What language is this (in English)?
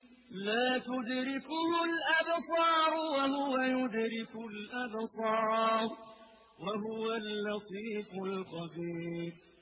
Arabic